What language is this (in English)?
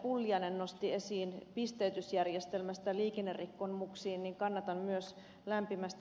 Finnish